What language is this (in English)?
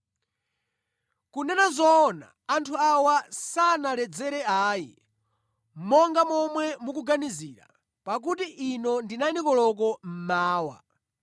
Nyanja